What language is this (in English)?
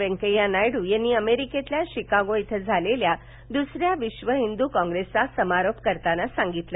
Marathi